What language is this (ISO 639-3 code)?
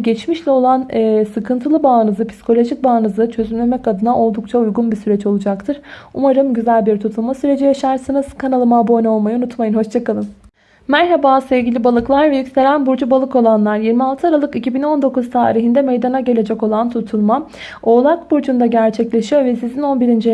tur